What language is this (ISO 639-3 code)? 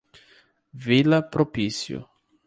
por